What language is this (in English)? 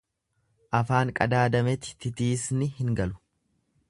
Oromo